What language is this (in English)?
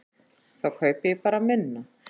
Icelandic